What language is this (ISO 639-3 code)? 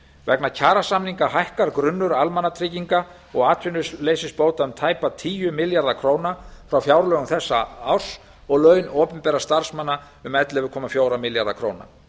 isl